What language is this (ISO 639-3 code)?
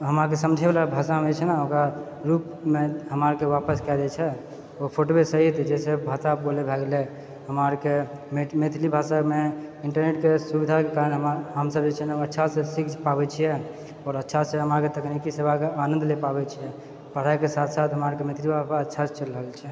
mai